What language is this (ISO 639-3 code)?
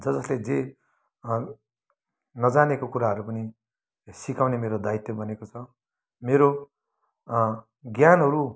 nep